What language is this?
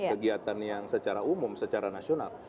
Indonesian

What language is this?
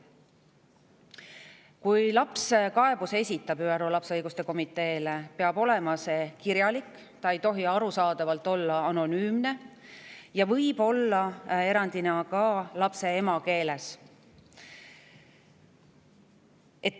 Estonian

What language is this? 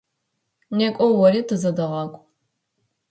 Adyghe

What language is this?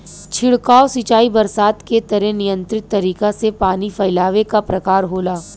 Bhojpuri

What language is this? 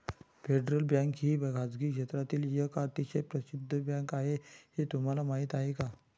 Marathi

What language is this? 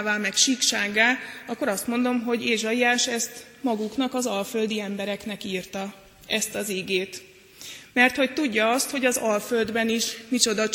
Hungarian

